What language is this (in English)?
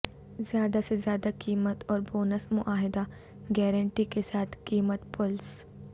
Urdu